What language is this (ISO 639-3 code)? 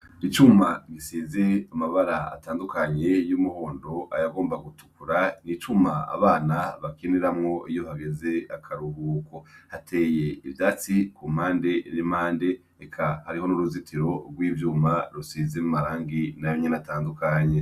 run